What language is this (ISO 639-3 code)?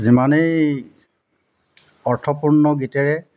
asm